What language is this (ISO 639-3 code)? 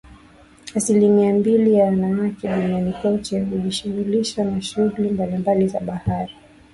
swa